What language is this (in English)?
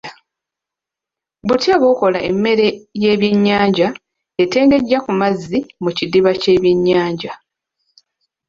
Ganda